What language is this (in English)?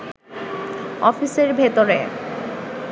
Bangla